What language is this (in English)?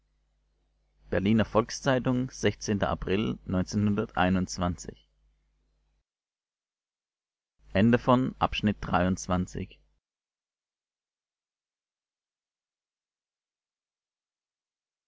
German